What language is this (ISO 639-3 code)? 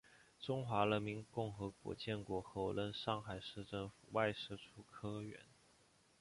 zho